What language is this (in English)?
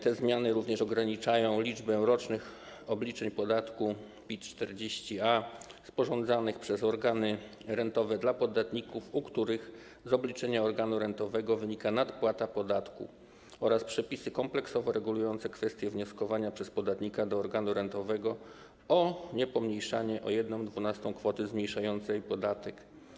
Polish